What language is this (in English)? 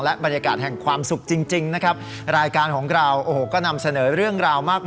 Thai